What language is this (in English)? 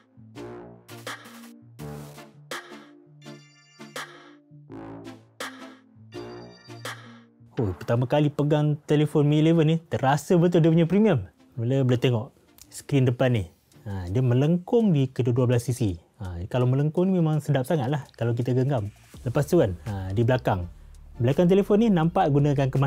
Malay